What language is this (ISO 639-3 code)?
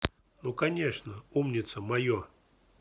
rus